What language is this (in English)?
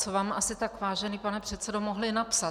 Czech